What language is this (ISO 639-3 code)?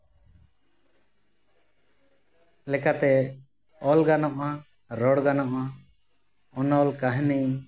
sat